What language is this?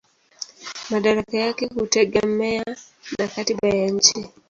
Swahili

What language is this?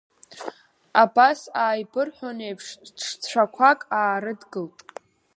Abkhazian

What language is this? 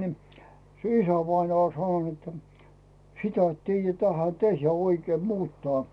Finnish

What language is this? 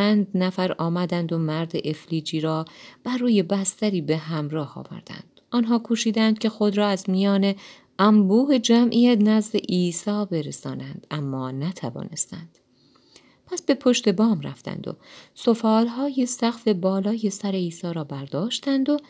Persian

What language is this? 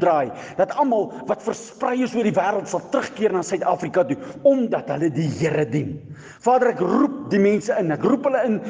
Dutch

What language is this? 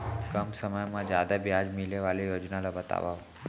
Chhattisgarhi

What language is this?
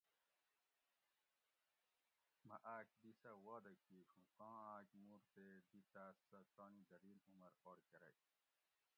Gawri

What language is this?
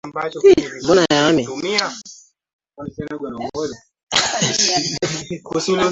Swahili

